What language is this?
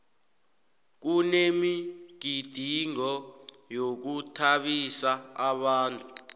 South Ndebele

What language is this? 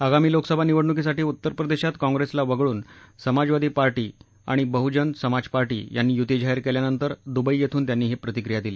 Marathi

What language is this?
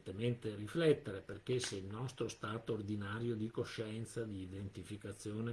Italian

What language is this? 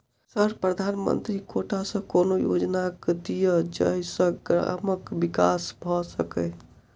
Maithili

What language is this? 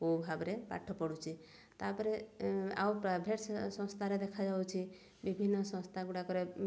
Odia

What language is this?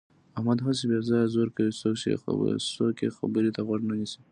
Pashto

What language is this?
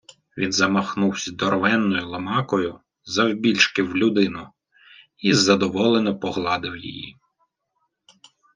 Ukrainian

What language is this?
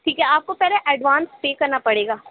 Urdu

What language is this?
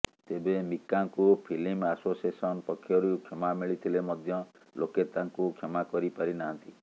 Odia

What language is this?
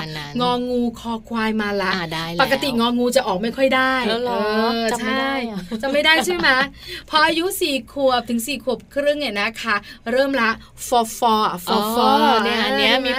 Thai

